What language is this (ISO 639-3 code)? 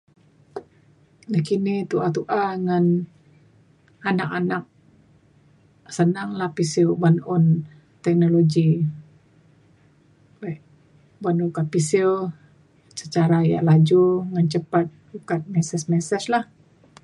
xkl